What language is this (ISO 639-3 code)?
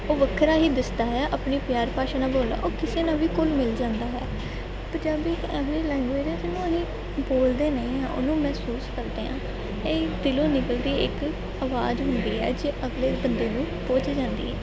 pan